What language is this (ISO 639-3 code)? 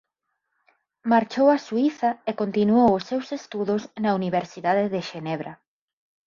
glg